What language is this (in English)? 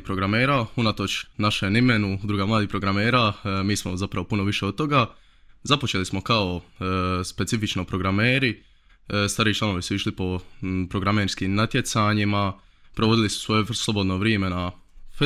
Croatian